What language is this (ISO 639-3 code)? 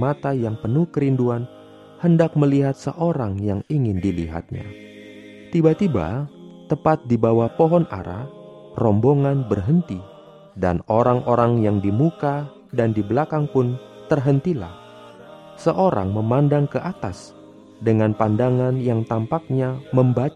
ind